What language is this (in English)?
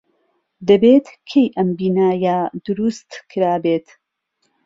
Central Kurdish